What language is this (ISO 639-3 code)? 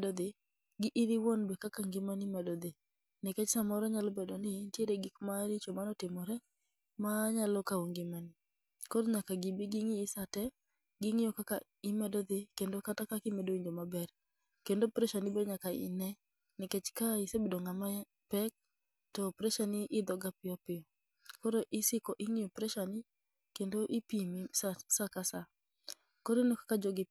luo